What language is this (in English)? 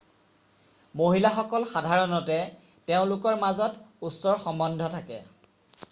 Assamese